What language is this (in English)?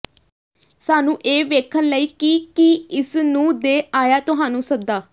Punjabi